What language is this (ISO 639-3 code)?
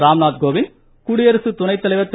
tam